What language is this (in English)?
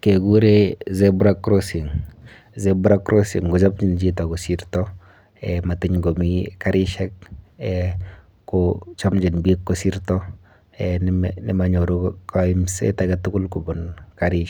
Kalenjin